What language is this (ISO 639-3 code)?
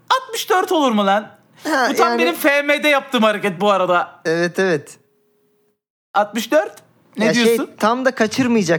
tur